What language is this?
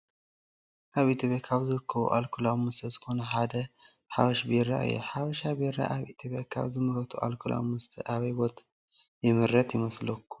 Tigrinya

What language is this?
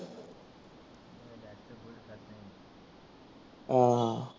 Marathi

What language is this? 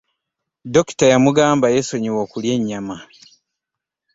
Ganda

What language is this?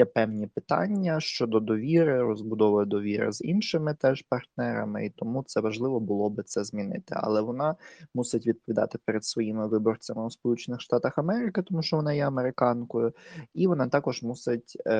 Ukrainian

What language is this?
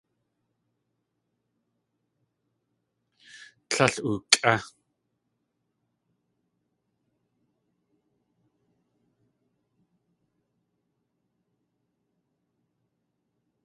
Tlingit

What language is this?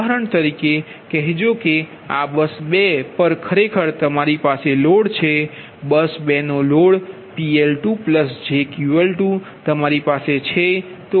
Gujarati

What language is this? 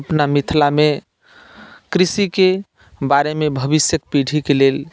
Maithili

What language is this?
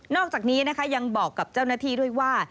Thai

